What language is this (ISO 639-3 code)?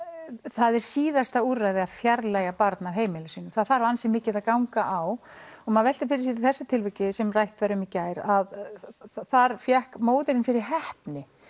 isl